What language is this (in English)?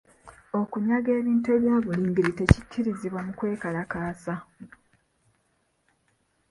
Ganda